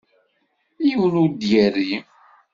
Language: Kabyle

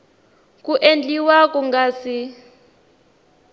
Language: Tsonga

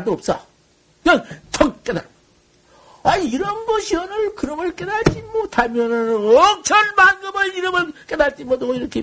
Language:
Korean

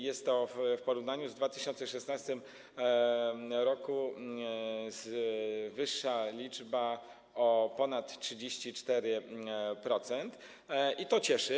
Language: Polish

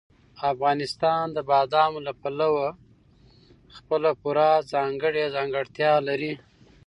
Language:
Pashto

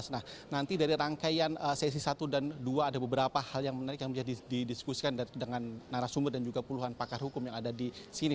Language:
Indonesian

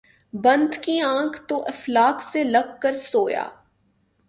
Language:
Urdu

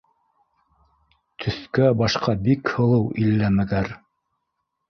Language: Bashkir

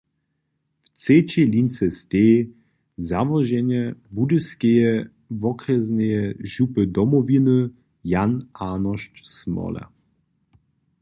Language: Upper Sorbian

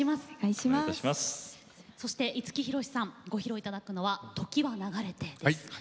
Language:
Japanese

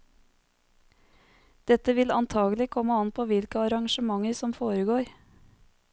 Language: Norwegian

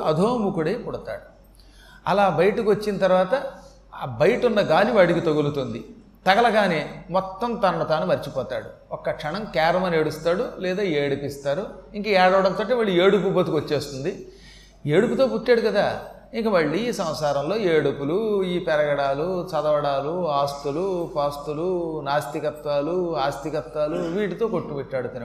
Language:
Telugu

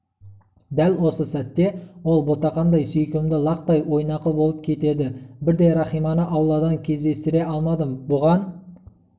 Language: Kazakh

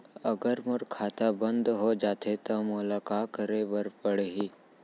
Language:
Chhattisgarhi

